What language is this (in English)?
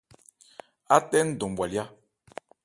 Ebrié